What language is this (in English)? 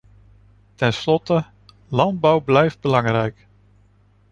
Dutch